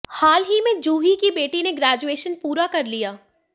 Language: Hindi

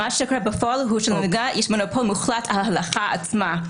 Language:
Hebrew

